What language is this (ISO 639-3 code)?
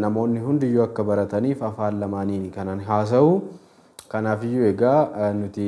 ara